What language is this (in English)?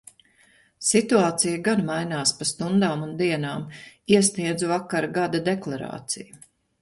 Latvian